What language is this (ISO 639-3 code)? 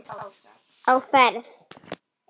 isl